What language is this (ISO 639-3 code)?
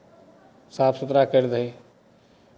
mai